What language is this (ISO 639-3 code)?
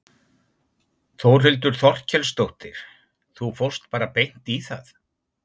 isl